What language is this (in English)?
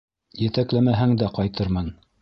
Bashkir